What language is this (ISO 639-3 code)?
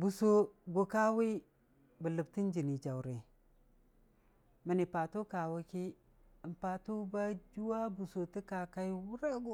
cfa